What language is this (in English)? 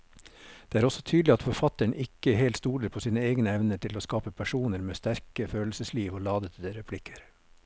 Norwegian